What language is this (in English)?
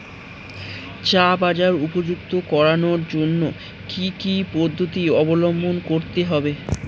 Bangla